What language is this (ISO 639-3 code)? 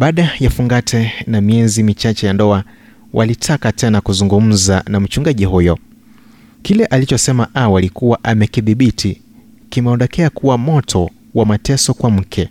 swa